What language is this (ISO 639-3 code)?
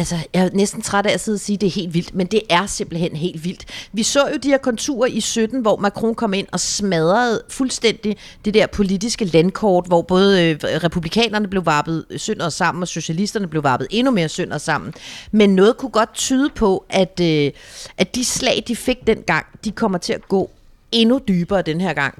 dan